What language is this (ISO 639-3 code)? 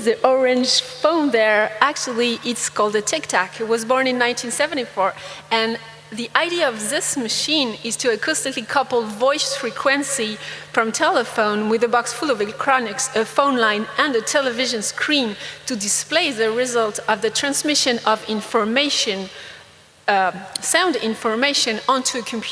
eng